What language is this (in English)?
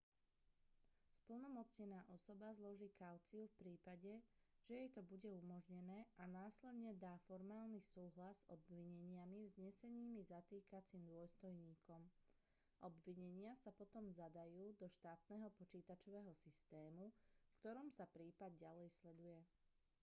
Slovak